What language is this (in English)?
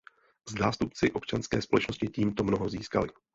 Czech